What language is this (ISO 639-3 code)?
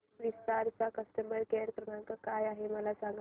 mar